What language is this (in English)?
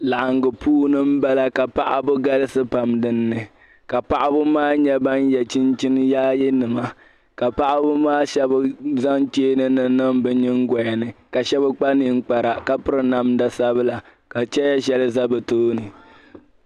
Dagbani